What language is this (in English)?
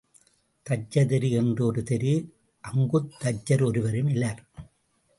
Tamil